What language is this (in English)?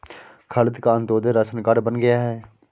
Hindi